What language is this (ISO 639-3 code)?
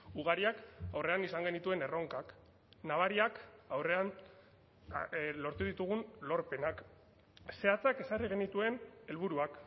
eus